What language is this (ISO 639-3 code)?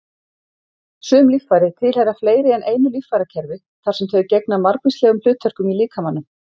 isl